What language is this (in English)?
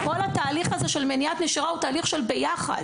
Hebrew